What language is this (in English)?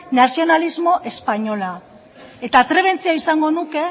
Basque